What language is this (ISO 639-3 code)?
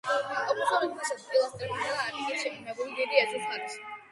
kat